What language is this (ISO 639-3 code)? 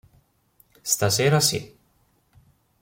ita